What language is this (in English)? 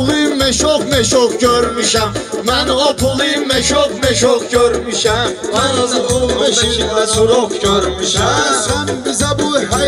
Turkish